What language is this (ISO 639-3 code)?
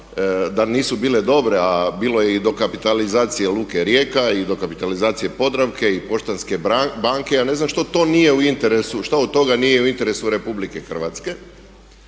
hrv